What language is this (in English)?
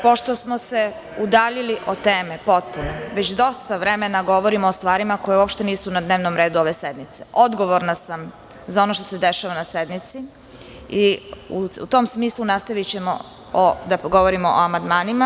Serbian